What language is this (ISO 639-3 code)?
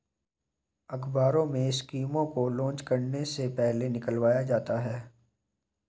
hin